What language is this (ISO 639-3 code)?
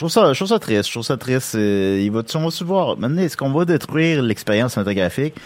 fra